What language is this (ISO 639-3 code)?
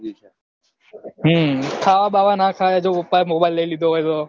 guj